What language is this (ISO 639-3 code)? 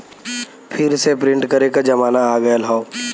bho